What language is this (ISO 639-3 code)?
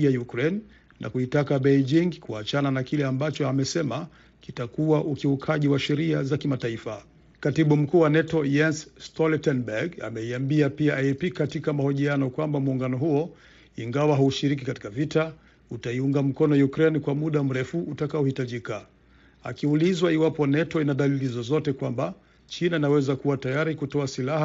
swa